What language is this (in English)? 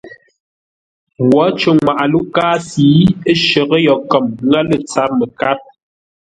Ngombale